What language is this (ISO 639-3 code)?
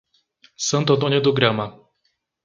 por